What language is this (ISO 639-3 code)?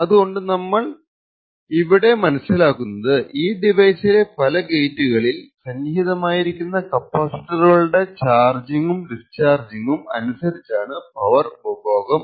mal